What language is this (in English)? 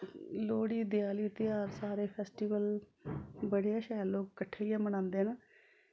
Dogri